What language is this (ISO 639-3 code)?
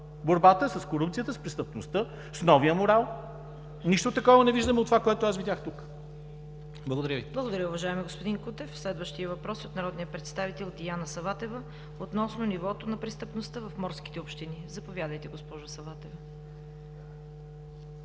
bul